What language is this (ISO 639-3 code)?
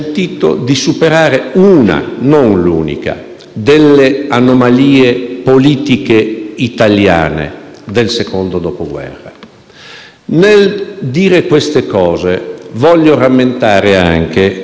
ita